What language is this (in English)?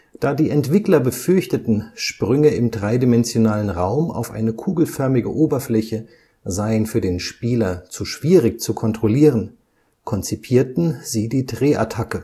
German